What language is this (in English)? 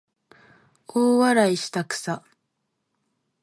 Japanese